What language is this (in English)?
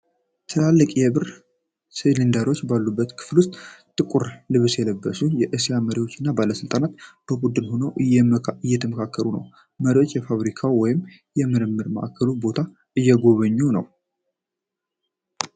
Amharic